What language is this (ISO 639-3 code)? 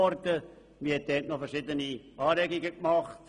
gsw